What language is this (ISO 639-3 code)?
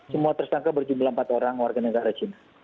ind